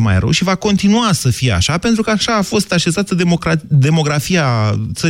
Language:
Romanian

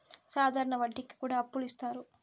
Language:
Telugu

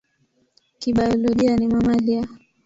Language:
Swahili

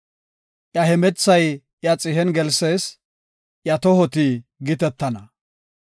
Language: Gofa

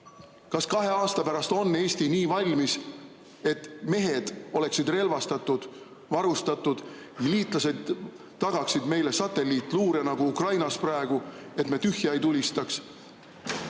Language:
Estonian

